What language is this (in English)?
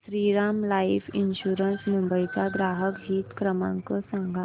Marathi